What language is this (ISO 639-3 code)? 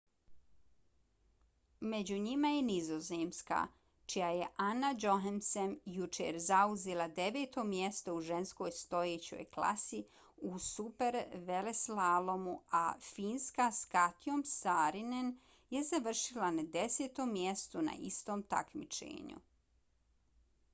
bos